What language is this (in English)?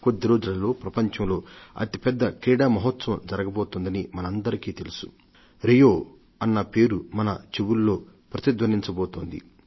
Telugu